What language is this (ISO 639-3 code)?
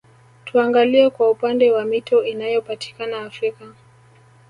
swa